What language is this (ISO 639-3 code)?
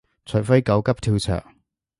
yue